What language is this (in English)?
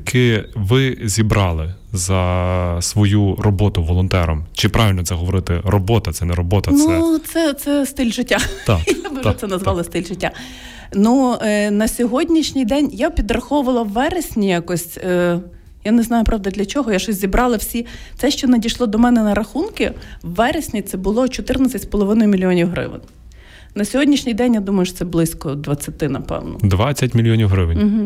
Ukrainian